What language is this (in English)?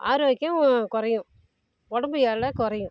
Tamil